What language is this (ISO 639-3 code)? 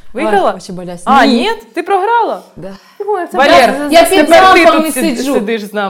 ukr